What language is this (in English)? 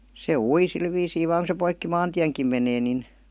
Finnish